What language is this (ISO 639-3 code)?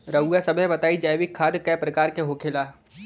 bho